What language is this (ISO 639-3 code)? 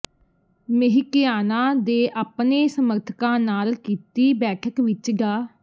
pan